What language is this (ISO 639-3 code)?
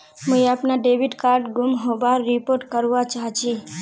mag